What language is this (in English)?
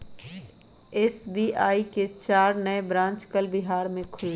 Magahi